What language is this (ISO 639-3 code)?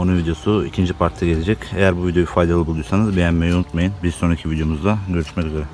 tur